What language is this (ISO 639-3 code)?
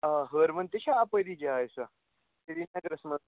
kas